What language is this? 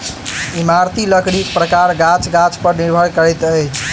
Maithili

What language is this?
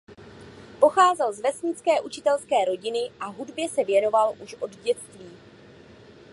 Czech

